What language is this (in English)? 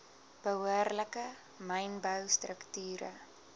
Afrikaans